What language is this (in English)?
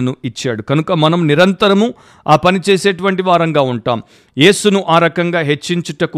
Telugu